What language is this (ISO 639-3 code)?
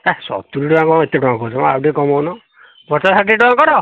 ori